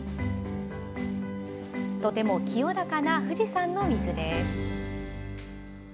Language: Japanese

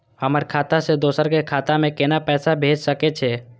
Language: Maithili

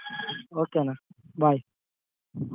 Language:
Kannada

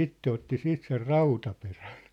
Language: Finnish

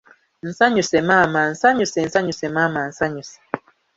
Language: Ganda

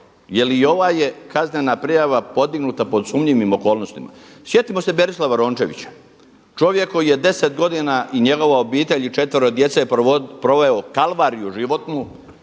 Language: Croatian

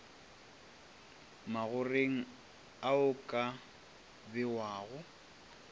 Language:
Northern Sotho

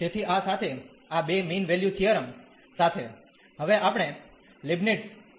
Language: Gujarati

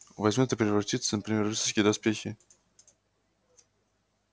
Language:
Russian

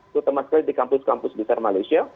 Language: Indonesian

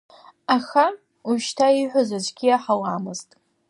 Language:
Abkhazian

